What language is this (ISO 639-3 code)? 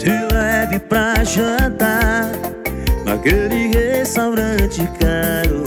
por